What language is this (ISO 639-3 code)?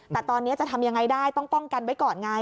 tha